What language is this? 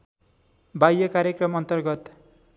Nepali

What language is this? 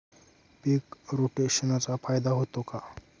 Marathi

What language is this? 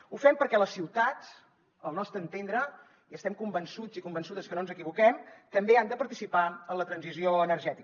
Catalan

